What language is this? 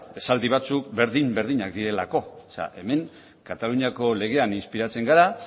Basque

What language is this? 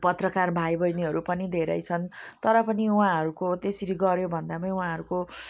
Nepali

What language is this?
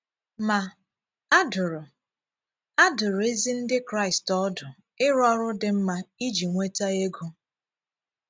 Igbo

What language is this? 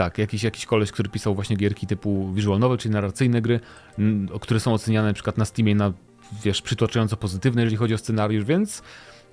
Polish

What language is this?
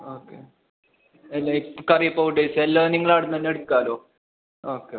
Malayalam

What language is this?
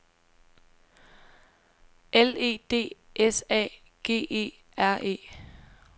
Danish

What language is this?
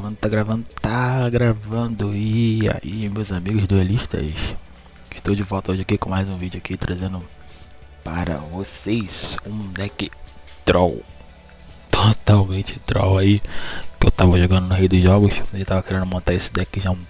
Portuguese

